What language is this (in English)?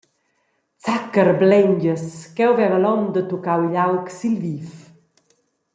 Romansh